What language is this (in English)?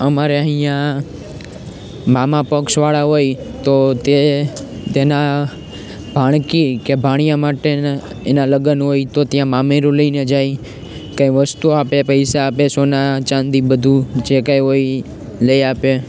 Gujarati